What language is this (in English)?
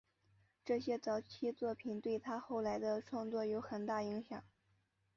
Chinese